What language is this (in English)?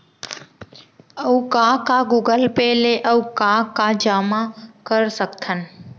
Chhattisgarhi